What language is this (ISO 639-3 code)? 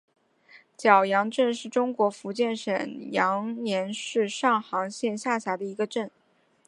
zho